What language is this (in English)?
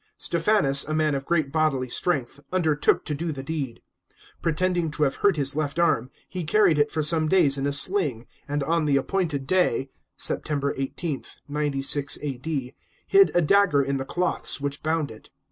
English